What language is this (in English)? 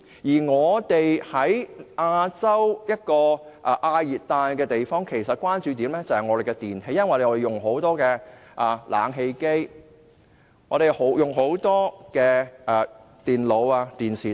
Cantonese